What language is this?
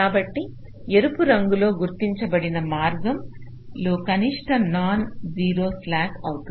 Telugu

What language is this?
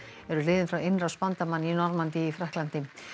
Icelandic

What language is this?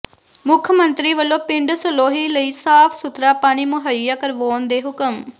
Punjabi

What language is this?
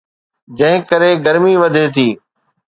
Sindhi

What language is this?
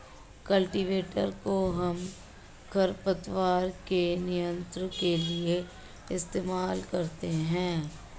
Hindi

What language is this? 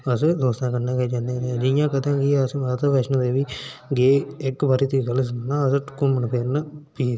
Dogri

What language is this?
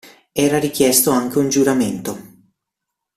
Italian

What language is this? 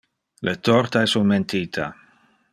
Interlingua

